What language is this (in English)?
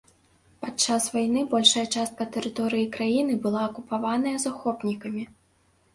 Belarusian